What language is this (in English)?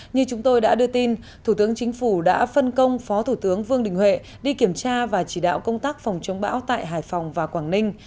Vietnamese